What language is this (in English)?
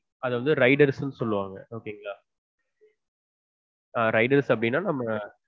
Tamil